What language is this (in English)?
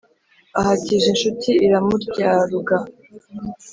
Kinyarwanda